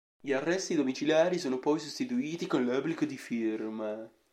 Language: Italian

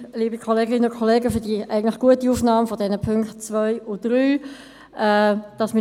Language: Swiss German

